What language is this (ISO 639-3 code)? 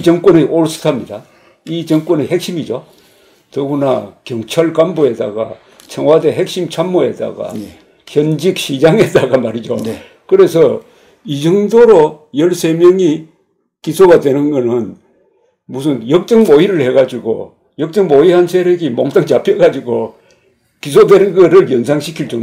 kor